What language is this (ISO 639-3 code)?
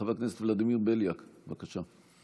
heb